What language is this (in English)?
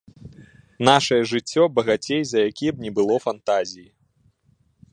Belarusian